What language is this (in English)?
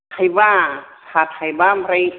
Bodo